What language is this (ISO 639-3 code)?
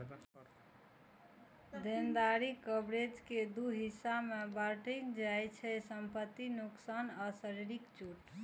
mai